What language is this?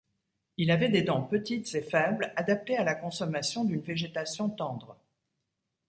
French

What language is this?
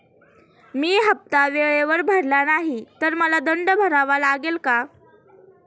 Marathi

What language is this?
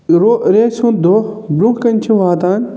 Kashmiri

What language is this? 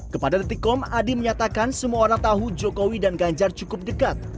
Indonesian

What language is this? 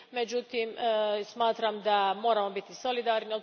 Croatian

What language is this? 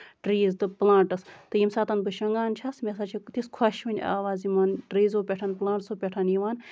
Kashmiri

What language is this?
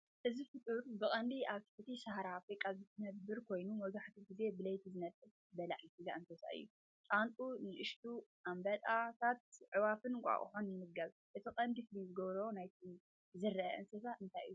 Tigrinya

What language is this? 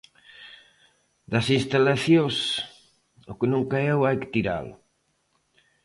Galician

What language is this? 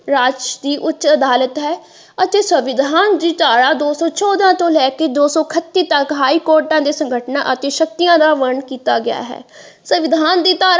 Punjabi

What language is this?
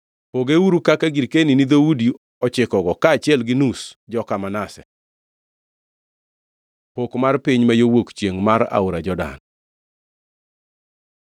Luo (Kenya and Tanzania)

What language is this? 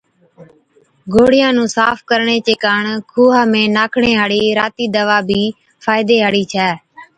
Od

